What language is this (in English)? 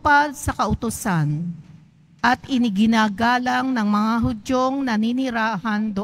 Filipino